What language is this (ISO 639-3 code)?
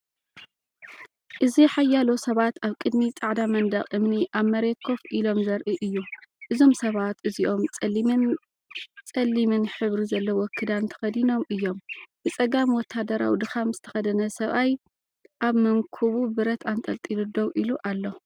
tir